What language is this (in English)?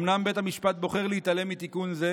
Hebrew